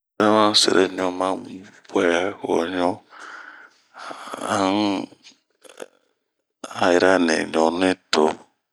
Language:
Bomu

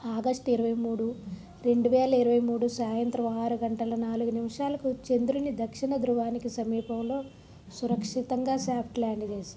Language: Telugu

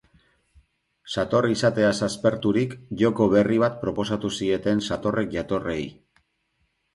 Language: Basque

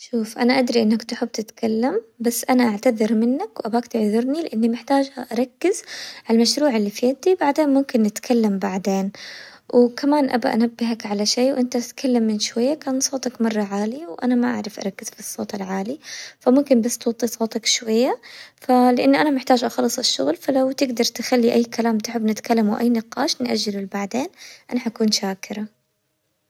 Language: Hijazi Arabic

